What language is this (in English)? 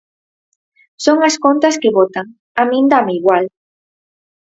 Galician